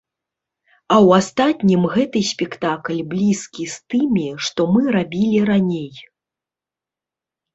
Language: Belarusian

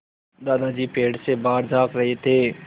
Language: Hindi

